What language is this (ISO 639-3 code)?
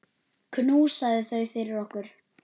isl